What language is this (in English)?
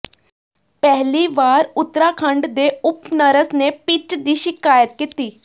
Punjabi